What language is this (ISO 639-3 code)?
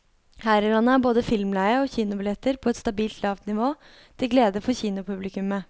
nor